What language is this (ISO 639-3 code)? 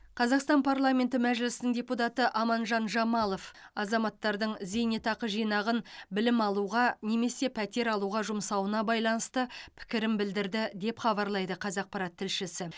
kaz